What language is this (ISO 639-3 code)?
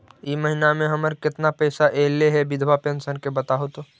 mag